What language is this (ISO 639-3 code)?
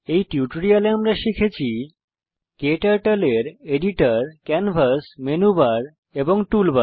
ben